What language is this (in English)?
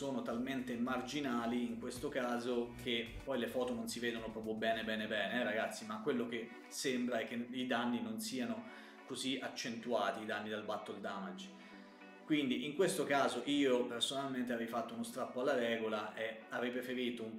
Italian